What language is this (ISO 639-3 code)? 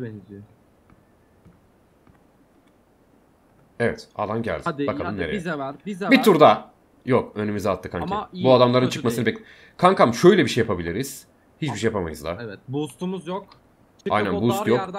tur